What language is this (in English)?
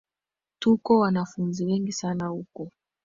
Swahili